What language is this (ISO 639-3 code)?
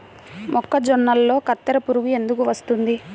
tel